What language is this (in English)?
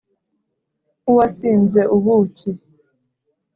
Kinyarwanda